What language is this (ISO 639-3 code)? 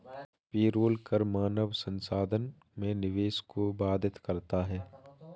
hin